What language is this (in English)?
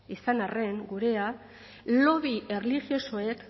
Basque